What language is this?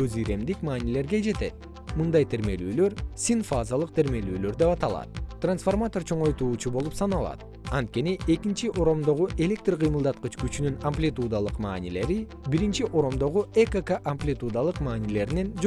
Kyrgyz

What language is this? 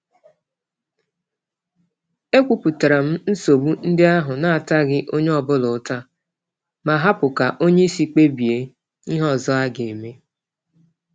Igbo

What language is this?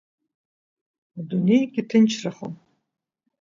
Abkhazian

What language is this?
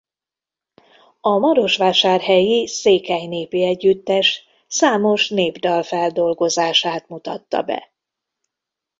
Hungarian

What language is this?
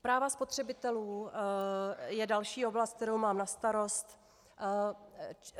Czech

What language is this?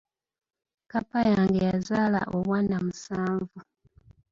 Ganda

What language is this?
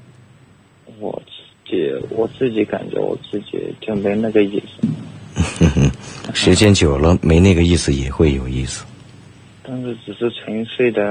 Chinese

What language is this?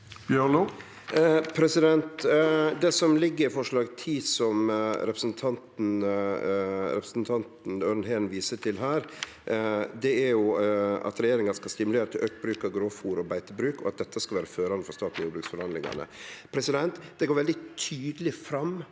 Norwegian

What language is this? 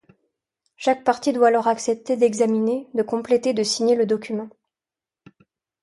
French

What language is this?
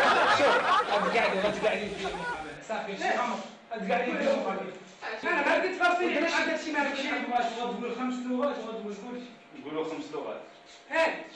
Arabic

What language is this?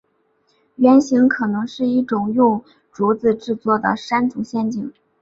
Chinese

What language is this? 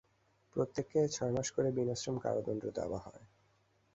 Bangla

